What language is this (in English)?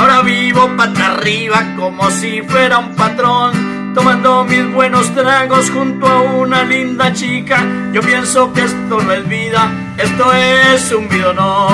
Spanish